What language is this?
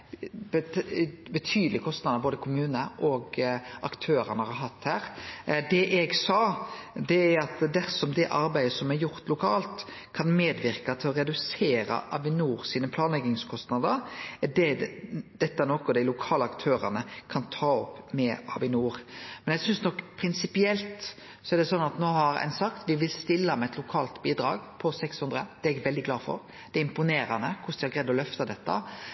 Norwegian Nynorsk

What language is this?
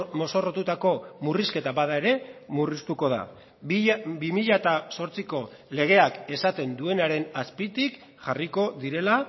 Basque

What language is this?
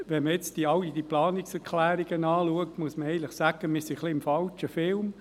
Swiss German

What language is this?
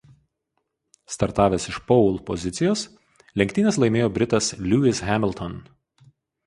Lithuanian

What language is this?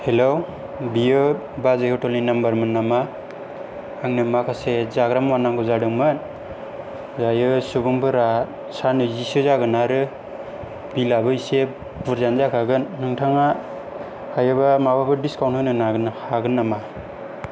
Bodo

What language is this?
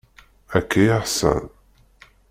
Kabyle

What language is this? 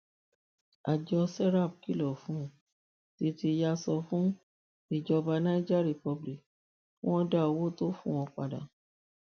Yoruba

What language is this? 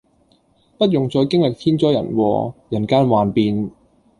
Cantonese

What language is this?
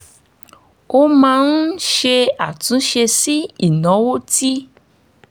Yoruba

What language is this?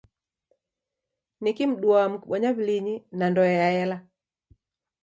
Taita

